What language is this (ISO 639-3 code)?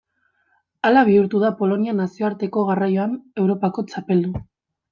eus